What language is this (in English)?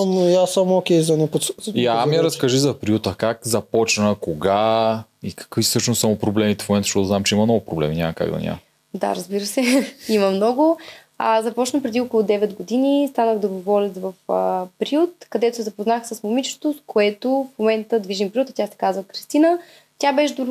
Bulgarian